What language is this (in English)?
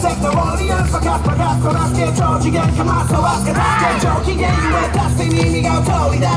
Japanese